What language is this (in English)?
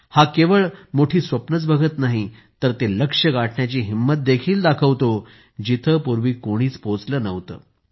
Marathi